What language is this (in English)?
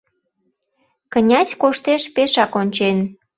Mari